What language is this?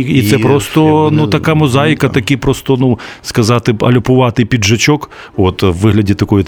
Ukrainian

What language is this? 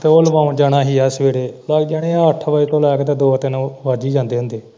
Punjabi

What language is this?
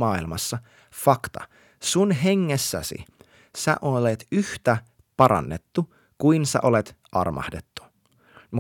Finnish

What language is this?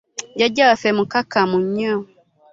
Ganda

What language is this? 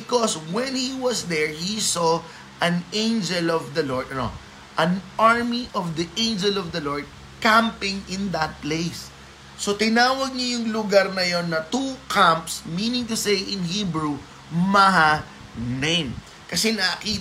Filipino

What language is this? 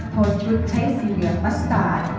Thai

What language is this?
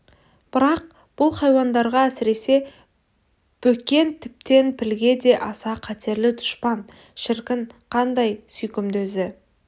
Kazakh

